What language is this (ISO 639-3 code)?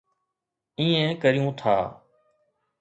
snd